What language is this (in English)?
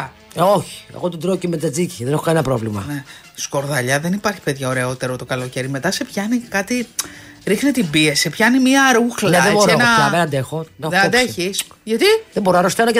Greek